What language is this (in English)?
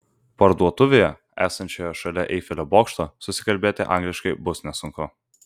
Lithuanian